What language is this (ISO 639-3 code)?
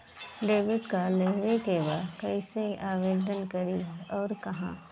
bho